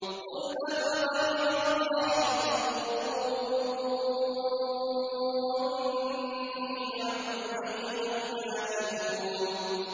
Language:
Arabic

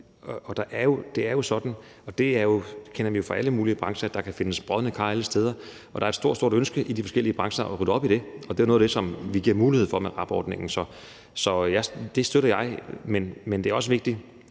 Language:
Danish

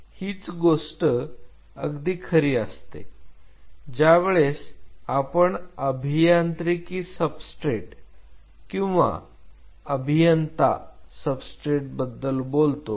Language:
Marathi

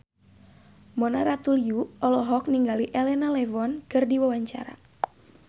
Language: Sundanese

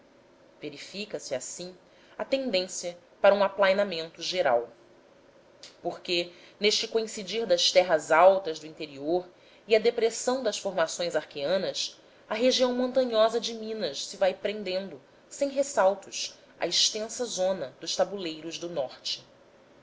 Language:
Portuguese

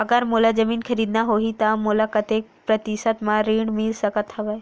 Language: Chhattisgarhi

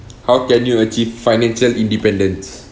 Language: English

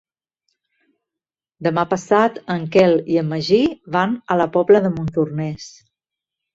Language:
Catalan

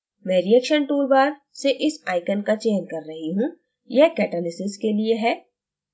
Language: Hindi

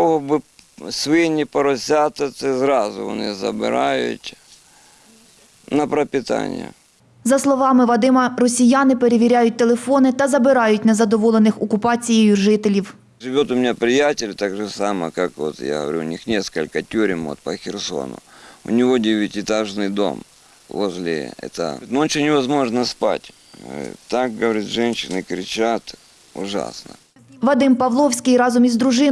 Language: Ukrainian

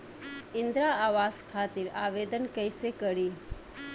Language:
Bhojpuri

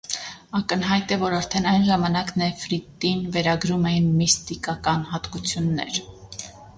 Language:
Armenian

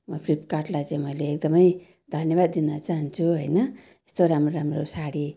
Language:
Nepali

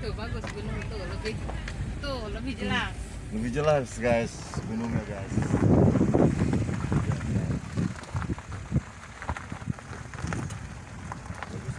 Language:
Indonesian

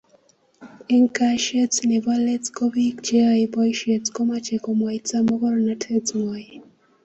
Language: Kalenjin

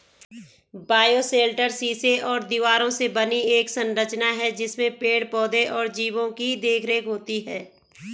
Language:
Hindi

